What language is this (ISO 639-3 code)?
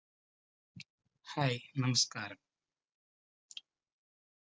mal